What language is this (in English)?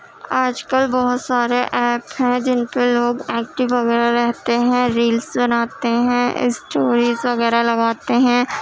Urdu